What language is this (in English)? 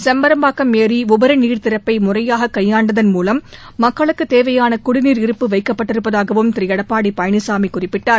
Tamil